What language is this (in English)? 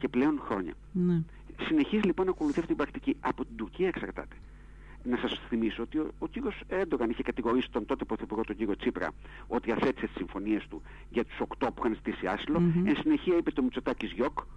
Greek